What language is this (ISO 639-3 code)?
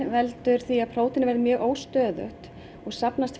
isl